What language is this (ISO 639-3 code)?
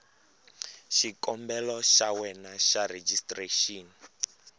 tso